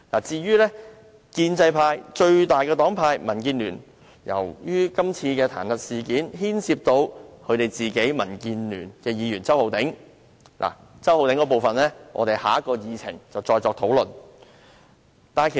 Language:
Cantonese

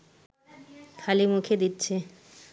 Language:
Bangla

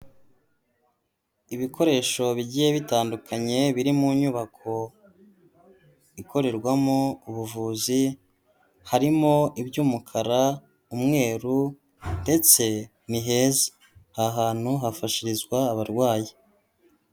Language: Kinyarwanda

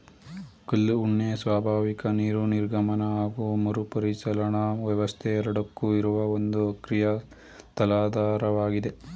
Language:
Kannada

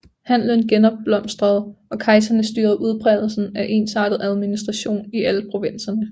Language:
Danish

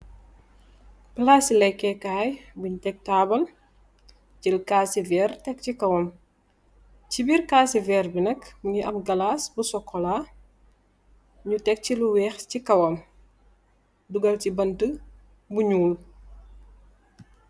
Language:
Wolof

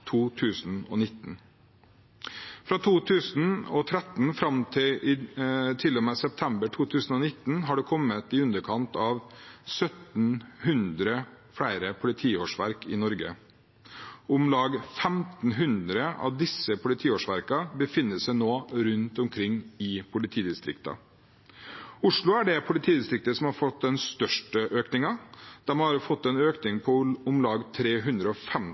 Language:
Norwegian Bokmål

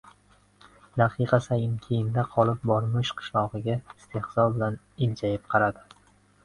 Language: Uzbek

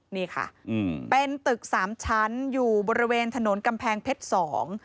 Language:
Thai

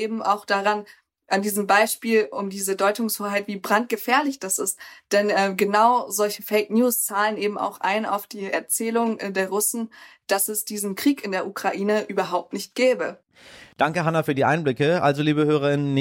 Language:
German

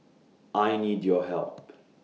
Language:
English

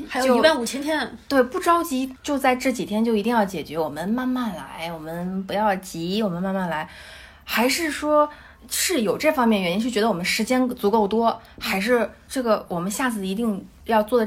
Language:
Chinese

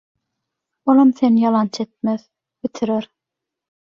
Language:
Turkmen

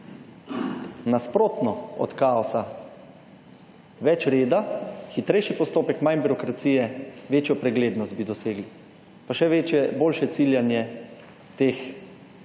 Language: Slovenian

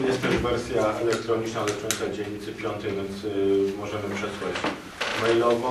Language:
Polish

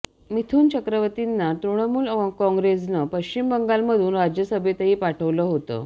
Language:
Marathi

